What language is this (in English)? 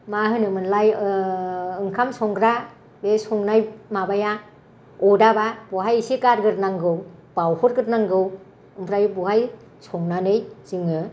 Bodo